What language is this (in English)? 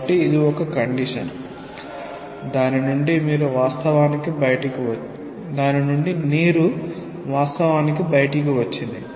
Telugu